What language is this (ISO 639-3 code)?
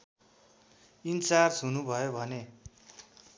nep